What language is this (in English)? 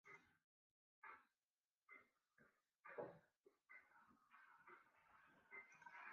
Western Frisian